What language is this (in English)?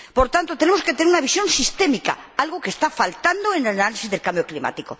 Spanish